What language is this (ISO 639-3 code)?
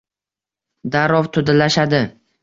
uzb